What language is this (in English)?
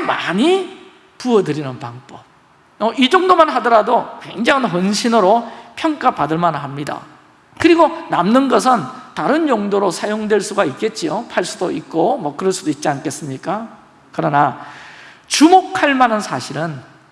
Korean